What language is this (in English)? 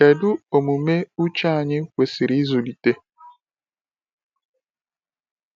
Igbo